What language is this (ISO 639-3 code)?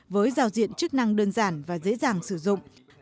vie